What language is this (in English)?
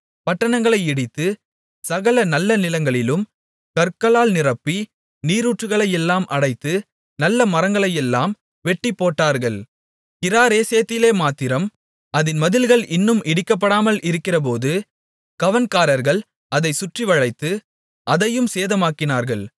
Tamil